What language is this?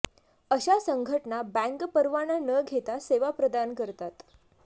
Marathi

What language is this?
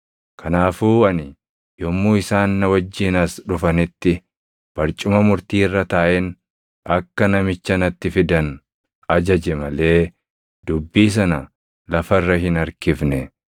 Oromo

